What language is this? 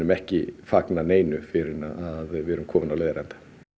Icelandic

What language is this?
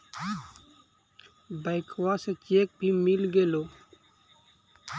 Magahi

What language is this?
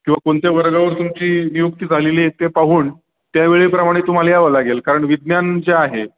Marathi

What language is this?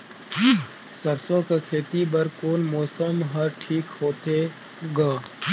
Chhattisgarhi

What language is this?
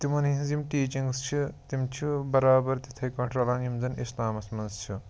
Kashmiri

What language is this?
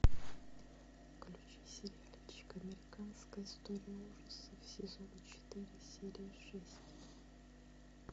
Russian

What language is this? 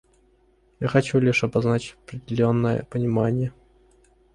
Russian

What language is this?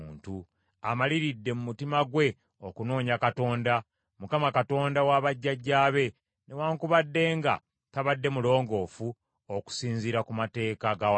Ganda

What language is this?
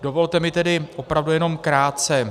Czech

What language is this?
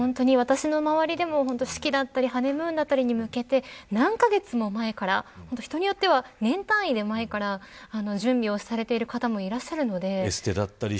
Japanese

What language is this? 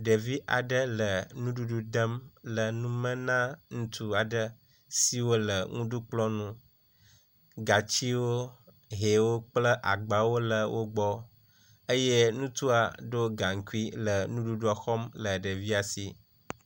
Ewe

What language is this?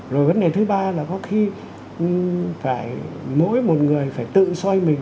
Vietnamese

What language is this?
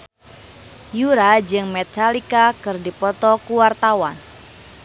Sundanese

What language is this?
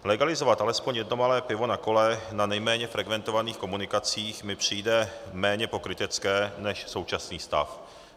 Czech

